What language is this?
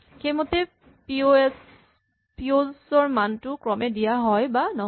Assamese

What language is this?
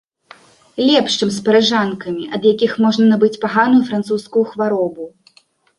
Belarusian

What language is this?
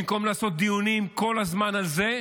Hebrew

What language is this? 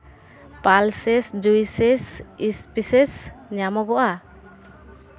Santali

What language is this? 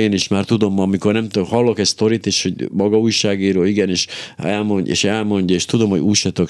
Hungarian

